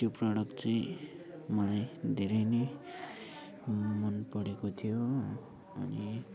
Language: Nepali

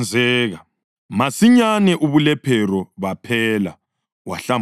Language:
North Ndebele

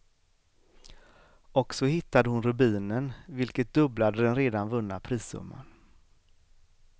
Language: Swedish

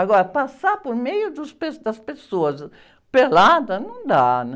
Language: Portuguese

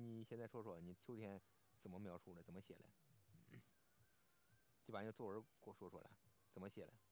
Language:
Chinese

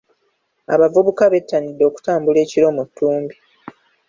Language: Ganda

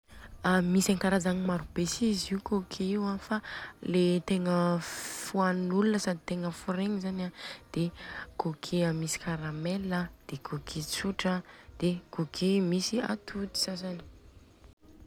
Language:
Southern Betsimisaraka Malagasy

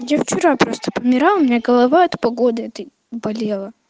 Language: Russian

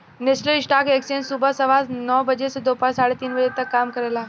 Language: Bhojpuri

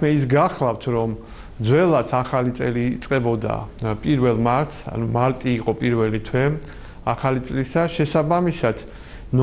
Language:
Turkish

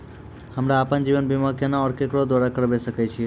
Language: Maithili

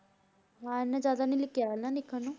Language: Punjabi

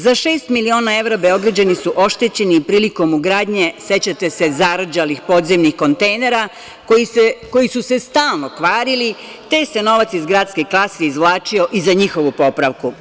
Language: Serbian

